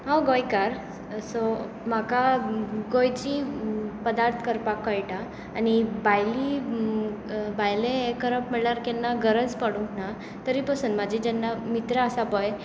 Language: Konkani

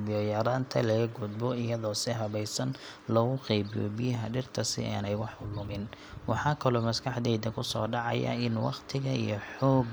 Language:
Somali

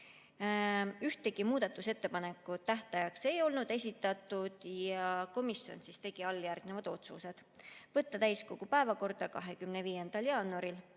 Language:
Estonian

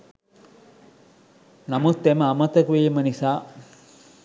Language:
Sinhala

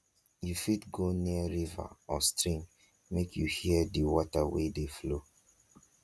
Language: Nigerian Pidgin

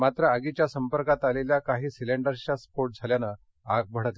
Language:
Marathi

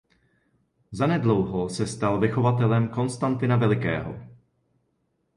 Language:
Czech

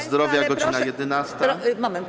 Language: Polish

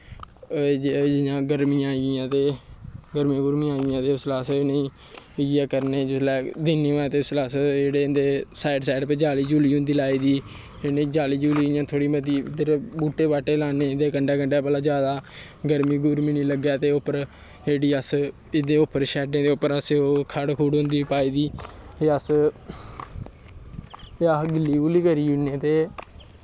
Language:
Dogri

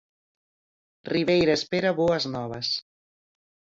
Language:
Galician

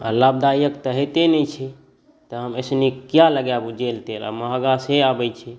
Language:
Maithili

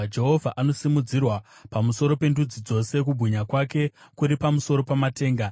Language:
Shona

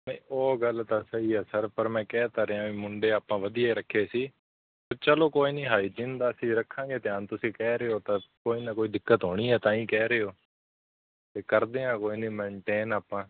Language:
Punjabi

